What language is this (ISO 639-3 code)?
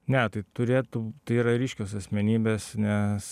lit